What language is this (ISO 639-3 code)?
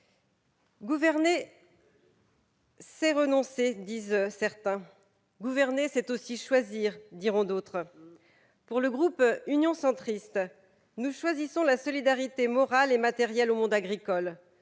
fra